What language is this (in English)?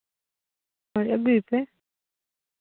Santali